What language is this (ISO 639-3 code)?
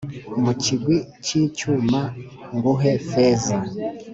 kin